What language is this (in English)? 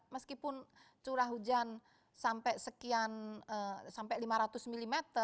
Indonesian